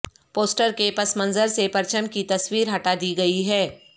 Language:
Urdu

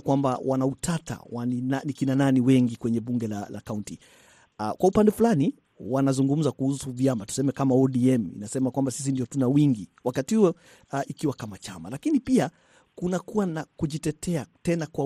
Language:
Swahili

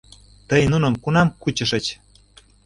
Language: Mari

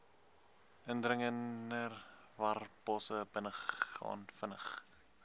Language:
Afrikaans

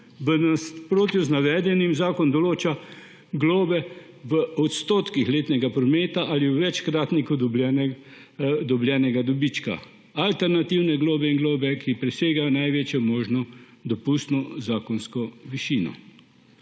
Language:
Slovenian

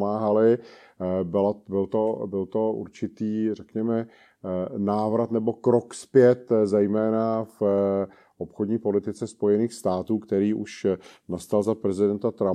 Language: Czech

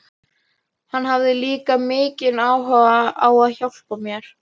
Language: Icelandic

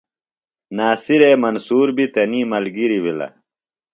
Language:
Phalura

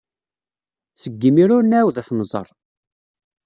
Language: Kabyle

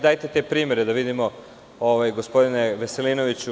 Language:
Serbian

